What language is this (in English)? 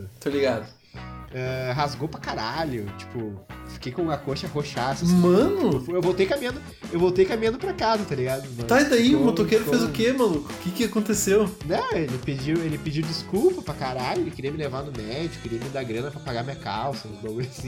Portuguese